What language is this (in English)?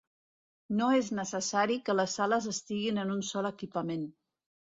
Catalan